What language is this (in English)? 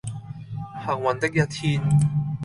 Cantonese